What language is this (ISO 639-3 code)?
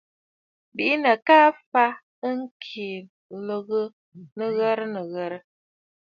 bfd